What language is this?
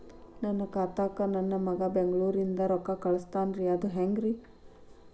Kannada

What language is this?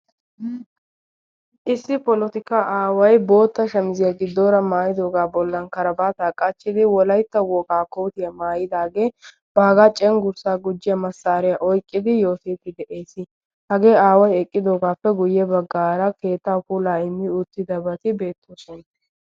Wolaytta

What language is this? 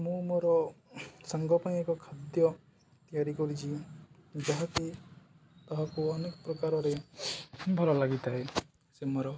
Odia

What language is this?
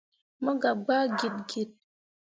Mundang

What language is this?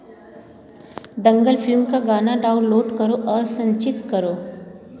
Hindi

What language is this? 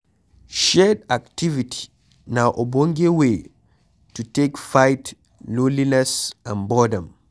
Nigerian Pidgin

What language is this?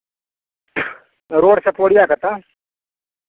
Maithili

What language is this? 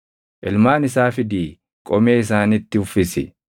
Oromo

